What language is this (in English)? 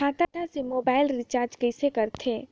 Chhattisgarhi